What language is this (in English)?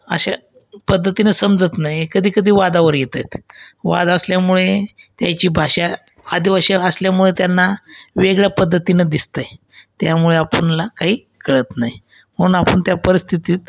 Marathi